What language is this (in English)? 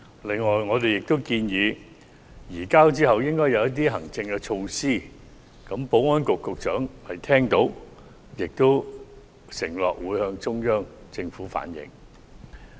Cantonese